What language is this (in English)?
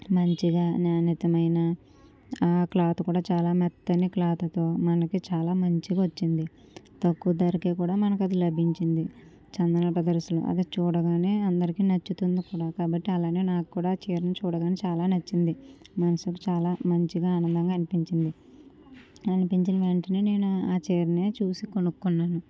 Telugu